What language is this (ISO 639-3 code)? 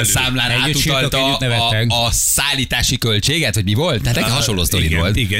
hun